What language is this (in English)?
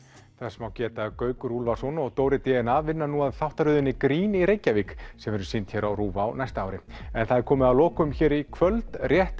Icelandic